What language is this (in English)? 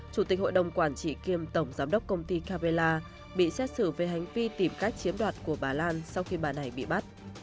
Vietnamese